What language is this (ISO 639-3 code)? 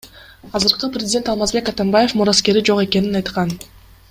kir